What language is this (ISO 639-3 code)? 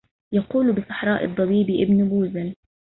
ara